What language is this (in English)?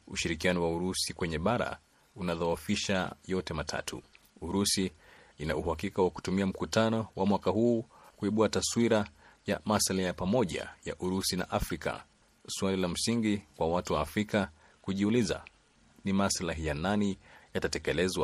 Swahili